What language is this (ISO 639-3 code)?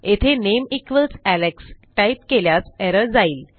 mar